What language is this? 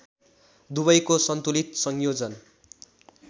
Nepali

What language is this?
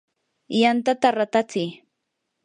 Yanahuanca Pasco Quechua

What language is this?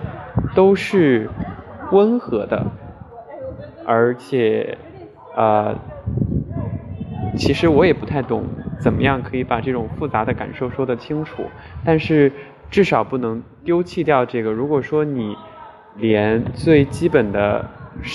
Chinese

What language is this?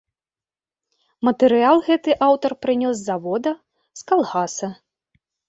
Belarusian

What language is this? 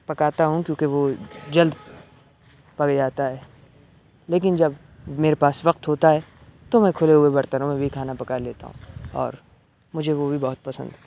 Urdu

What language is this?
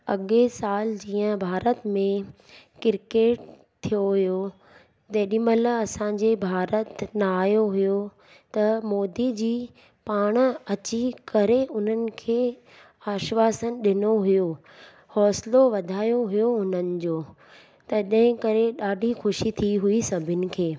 Sindhi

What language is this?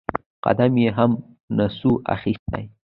Pashto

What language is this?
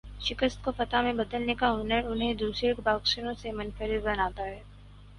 Urdu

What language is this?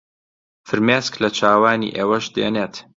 Central Kurdish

